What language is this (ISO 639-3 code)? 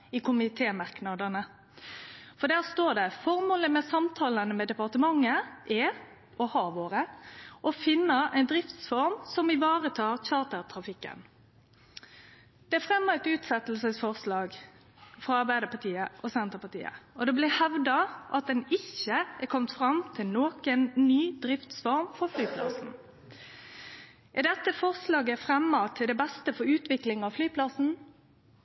nno